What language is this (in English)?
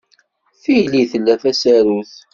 Kabyle